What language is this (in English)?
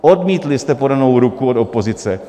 Czech